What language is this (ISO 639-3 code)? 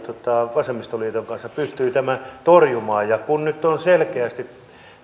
fin